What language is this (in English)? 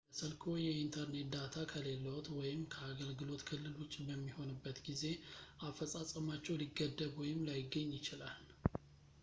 Amharic